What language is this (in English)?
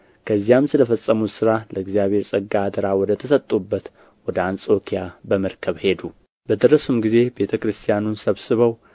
Amharic